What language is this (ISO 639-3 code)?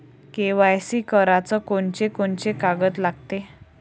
mar